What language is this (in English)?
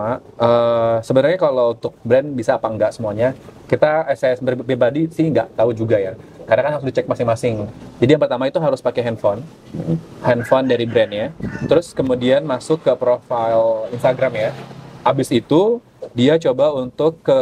Indonesian